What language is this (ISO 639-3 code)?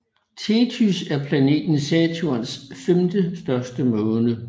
dan